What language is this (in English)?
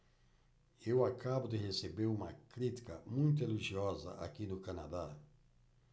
Portuguese